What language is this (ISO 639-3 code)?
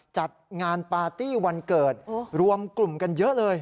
tha